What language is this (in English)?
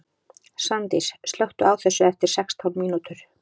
Icelandic